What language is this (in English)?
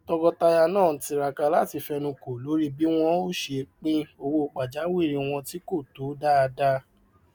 Yoruba